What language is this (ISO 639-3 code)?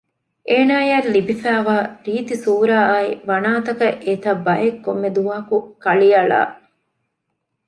div